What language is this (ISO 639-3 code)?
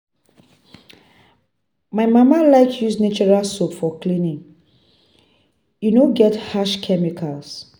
pcm